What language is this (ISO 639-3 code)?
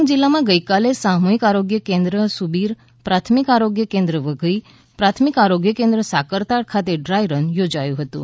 guj